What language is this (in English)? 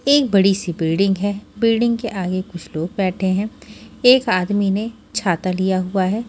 Hindi